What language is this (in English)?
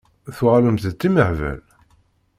Kabyle